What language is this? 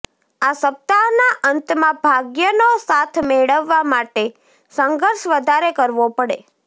Gujarati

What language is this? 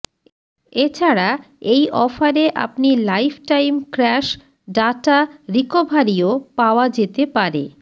Bangla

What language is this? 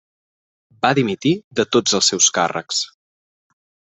Catalan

